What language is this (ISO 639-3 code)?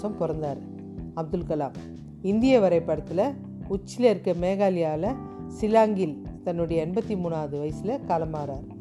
tam